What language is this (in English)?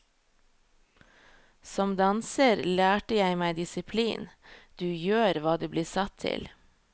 Norwegian